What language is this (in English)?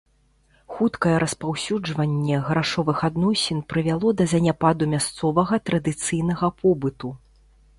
Belarusian